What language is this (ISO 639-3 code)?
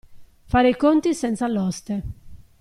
ita